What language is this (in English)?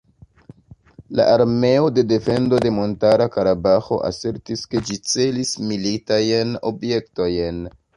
Esperanto